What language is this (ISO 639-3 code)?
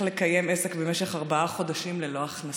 heb